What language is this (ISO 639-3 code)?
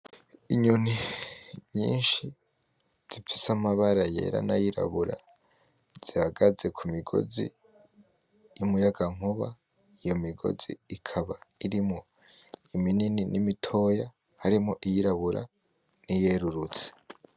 run